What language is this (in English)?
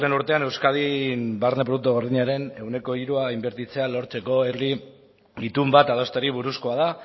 Basque